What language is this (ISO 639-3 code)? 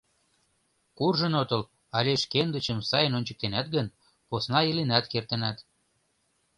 chm